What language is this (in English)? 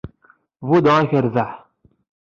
Kabyle